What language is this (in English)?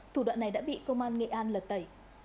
Vietnamese